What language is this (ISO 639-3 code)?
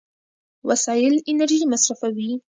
pus